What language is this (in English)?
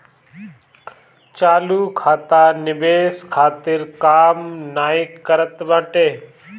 Bhojpuri